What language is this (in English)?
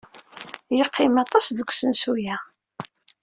Kabyle